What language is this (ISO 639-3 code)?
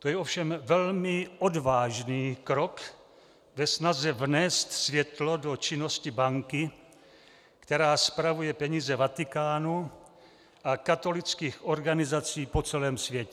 ces